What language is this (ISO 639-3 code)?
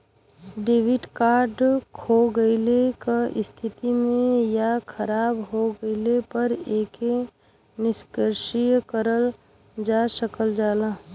bho